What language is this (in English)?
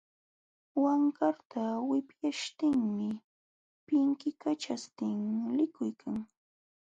Jauja Wanca Quechua